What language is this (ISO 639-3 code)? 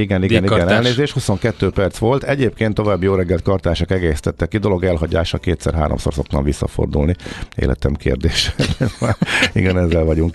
hun